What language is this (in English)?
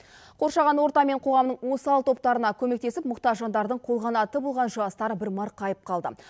Kazakh